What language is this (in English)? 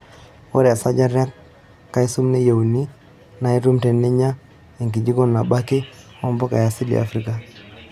Masai